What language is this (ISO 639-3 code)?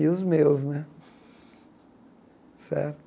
por